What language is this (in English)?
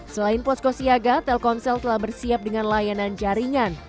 Indonesian